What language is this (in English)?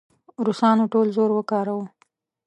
Pashto